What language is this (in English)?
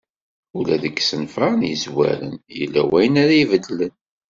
Kabyle